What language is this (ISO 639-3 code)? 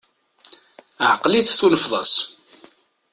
kab